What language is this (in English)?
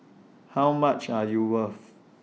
English